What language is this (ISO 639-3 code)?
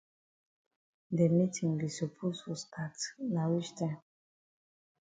wes